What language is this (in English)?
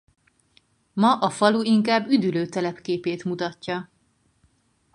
Hungarian